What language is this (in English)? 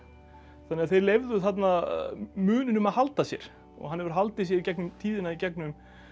Icelandic